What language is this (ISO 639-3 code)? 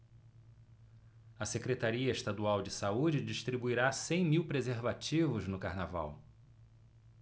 por